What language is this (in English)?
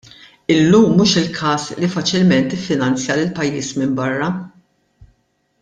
Maltese